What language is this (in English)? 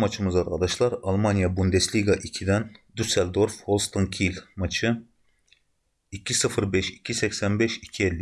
Turkish